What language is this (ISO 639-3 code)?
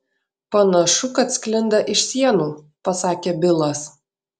lit